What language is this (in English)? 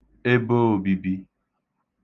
Igbo